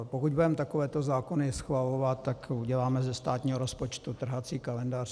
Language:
Czech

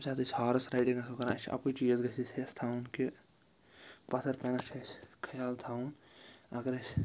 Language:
Kashmiri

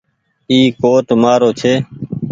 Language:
Goaria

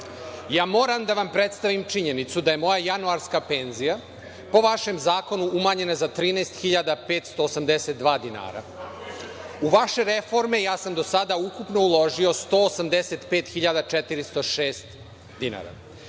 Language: Serbian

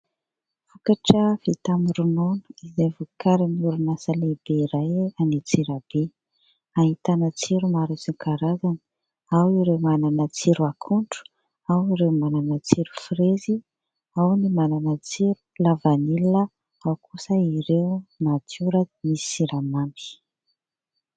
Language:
Malagasy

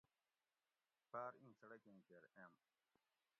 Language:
Gawri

